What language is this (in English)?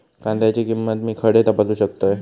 Marathi